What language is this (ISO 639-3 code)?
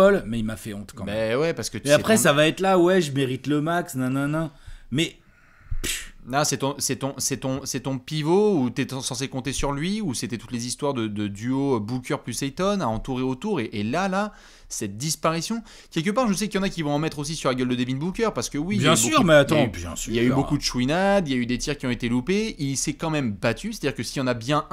fra